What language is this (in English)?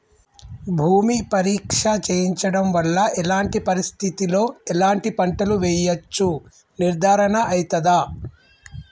Telugu